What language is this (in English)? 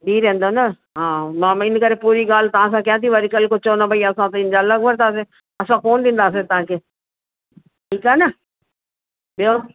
Sindhi